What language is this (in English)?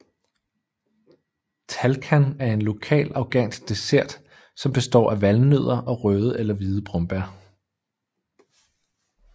Danish